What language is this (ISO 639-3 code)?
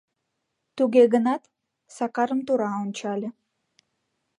chm